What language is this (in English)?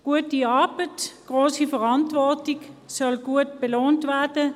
Swiss German